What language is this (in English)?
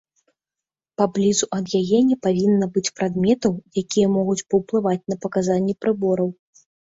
Belarusian